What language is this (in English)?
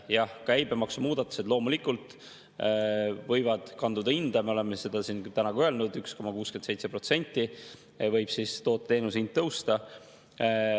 Estonian